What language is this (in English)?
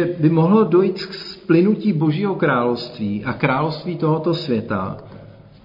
Czech